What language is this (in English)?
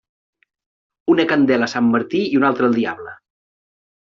Catalan